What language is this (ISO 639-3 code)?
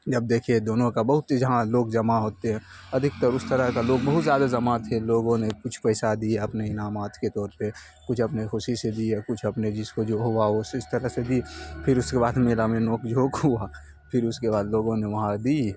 urd